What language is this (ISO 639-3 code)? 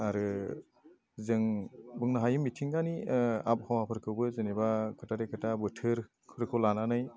brx